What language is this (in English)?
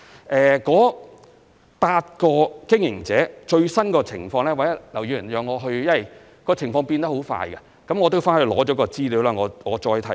Cantonese